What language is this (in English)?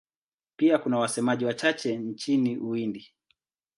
Swahili